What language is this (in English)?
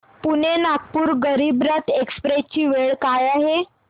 Marathi